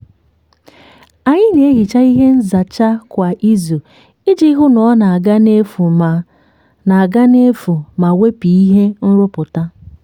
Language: Igbo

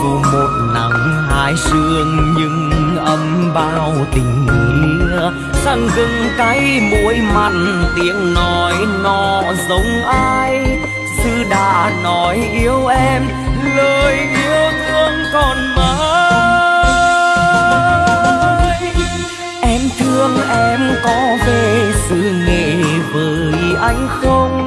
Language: Vietnamese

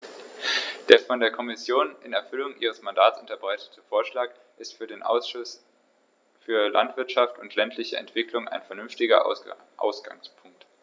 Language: German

